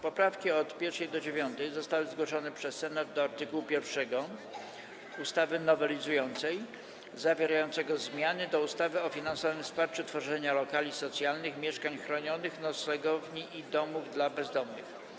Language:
Polish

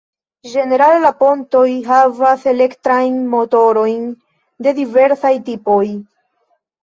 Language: Esperanto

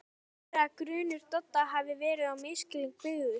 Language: Icelandic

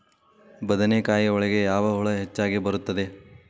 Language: Kannada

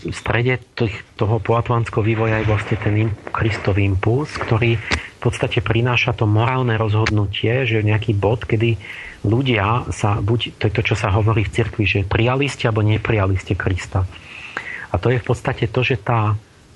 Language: Slovak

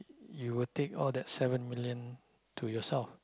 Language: English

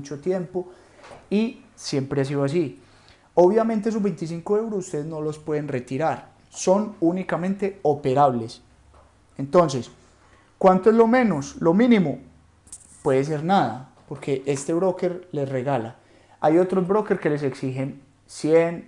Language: Spanish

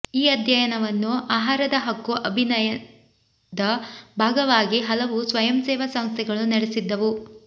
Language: Kannada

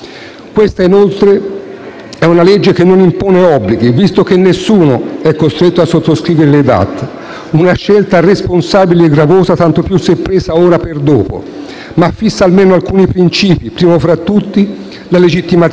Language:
Italian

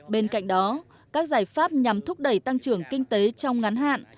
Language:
Vietnamese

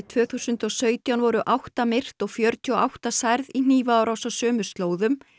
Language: Icelandic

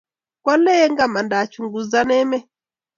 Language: Kalenjin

